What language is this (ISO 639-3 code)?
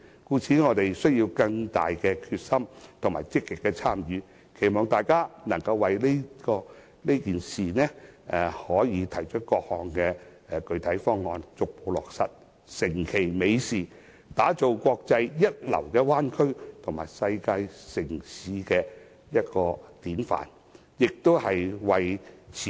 yue